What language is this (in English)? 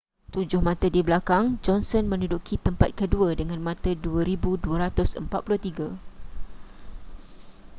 Malay